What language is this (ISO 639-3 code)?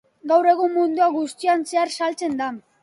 eus